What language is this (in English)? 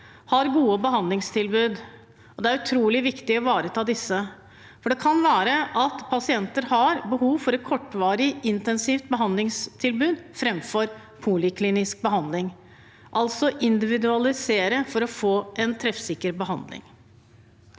Norwegian